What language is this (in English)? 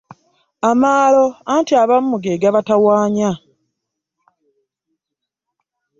Ganda